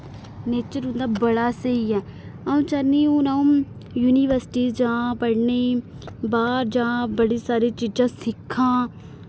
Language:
Dogri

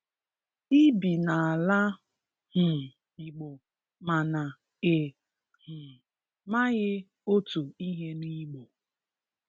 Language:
Igbo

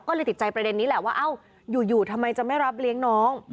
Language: Thai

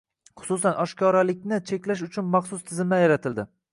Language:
Uzbek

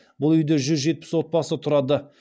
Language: Kazakh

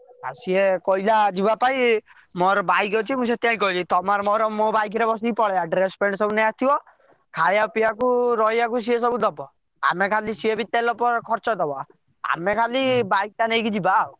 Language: Odia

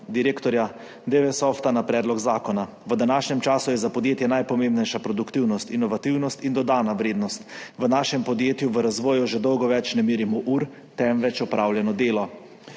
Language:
Slovenian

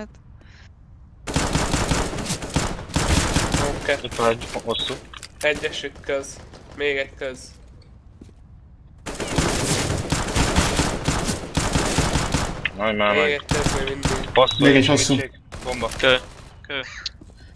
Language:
Hungarian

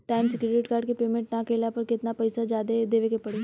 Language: Bhojpuri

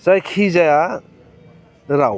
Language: Bodo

